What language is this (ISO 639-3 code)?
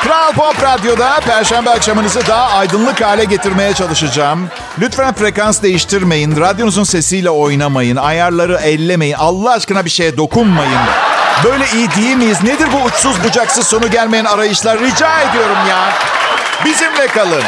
tur